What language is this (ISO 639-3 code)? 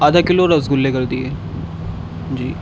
urd